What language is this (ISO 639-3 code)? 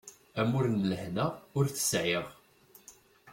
kab